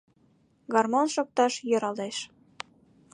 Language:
Mari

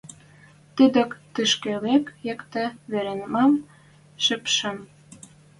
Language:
Western Mari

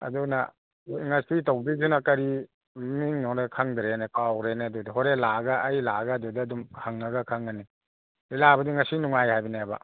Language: Manipuri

